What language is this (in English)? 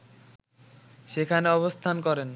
Bangla